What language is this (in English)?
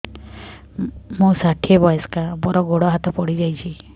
Odia